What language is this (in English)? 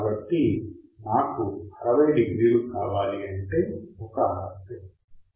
Telugu